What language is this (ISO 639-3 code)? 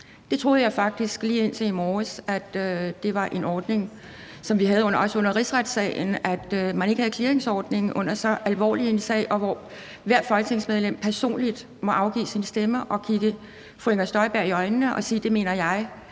dan